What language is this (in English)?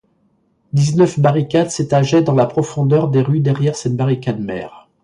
French